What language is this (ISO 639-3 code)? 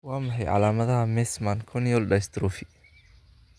som